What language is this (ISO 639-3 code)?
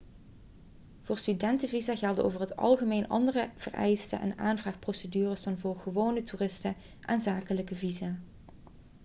nld